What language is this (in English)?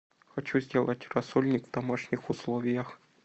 Russian